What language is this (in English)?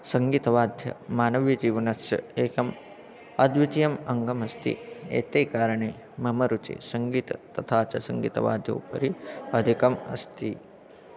Sanskrit